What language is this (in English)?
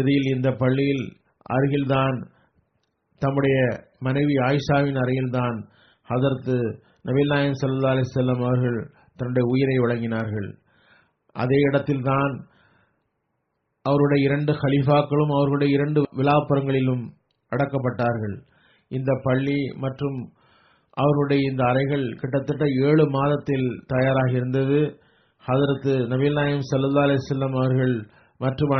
Tamil